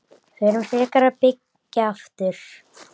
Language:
Icelandic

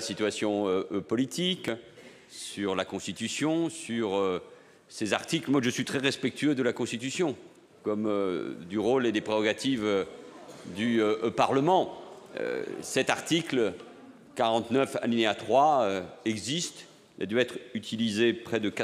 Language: French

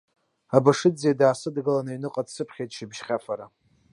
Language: Abkhazian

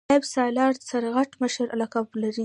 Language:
Pashto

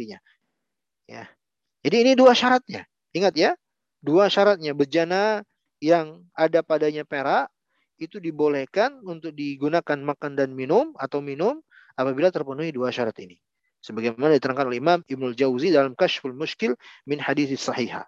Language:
Indonesian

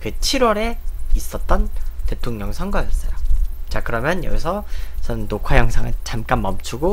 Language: Korean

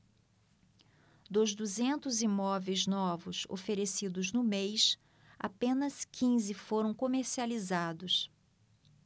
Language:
Portuguese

